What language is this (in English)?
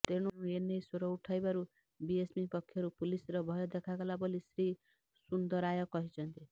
Odia